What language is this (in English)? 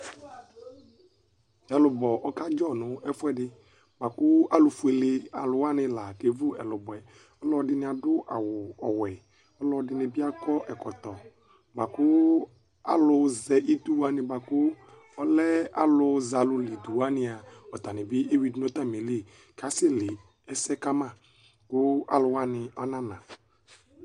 Ikposo